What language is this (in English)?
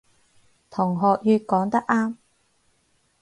Cantonese